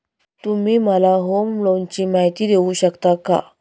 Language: Marathi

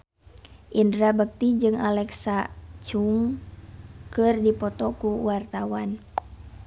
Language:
Sundanese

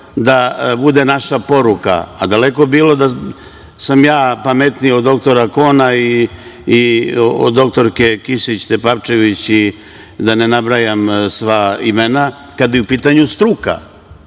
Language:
Serbian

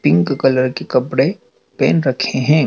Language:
Hindi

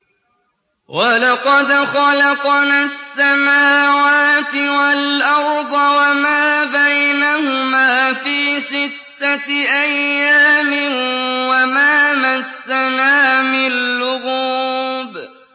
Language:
Arabic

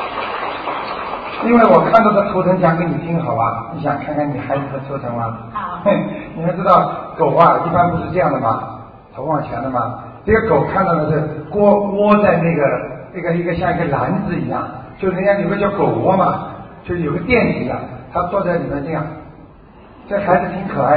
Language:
Chinese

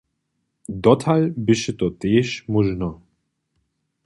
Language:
Upper Sorbian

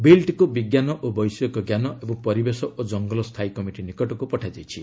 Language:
Odia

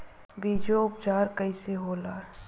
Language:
Bhojpuri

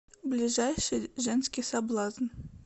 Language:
Russian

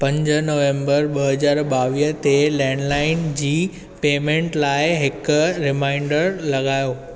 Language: Sindhi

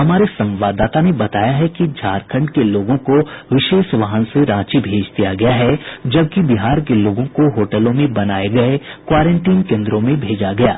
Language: Hindi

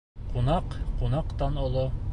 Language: Bashkir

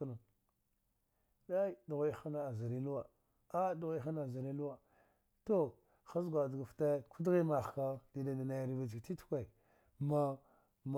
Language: Dghwede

